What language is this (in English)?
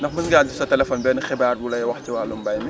Wolof